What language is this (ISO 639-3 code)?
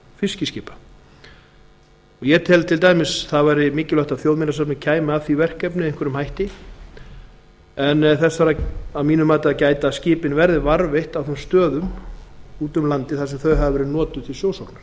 isl